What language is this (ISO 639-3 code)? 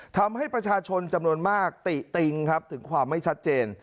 tha